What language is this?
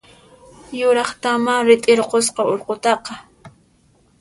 Puno Quechua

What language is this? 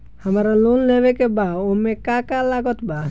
Bhojpuri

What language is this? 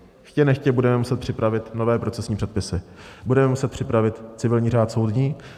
Czech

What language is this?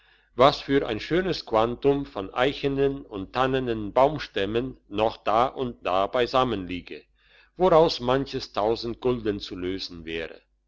German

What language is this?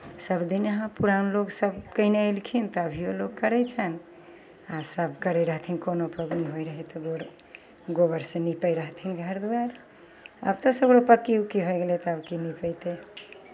Maithili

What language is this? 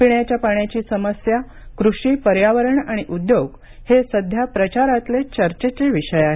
Marathi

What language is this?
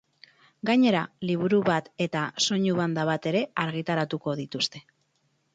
Basque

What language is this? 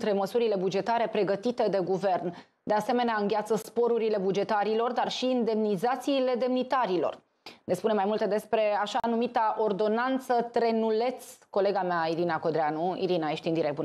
Romanian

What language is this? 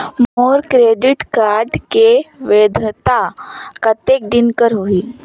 Chhattisgarhi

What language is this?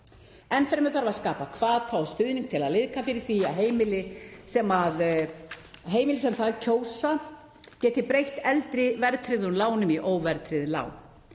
Icelandic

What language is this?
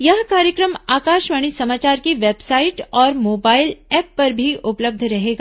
Hindi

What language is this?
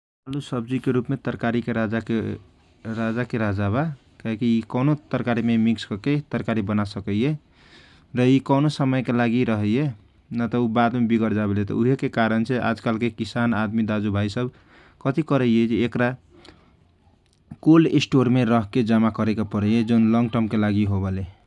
Kochila Tharu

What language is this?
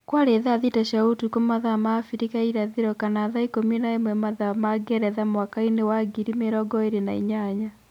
Kikuyu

